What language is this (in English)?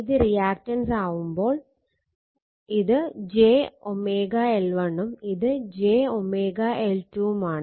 Malayalam